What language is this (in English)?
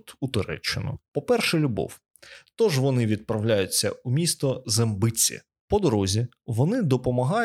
Ukrainian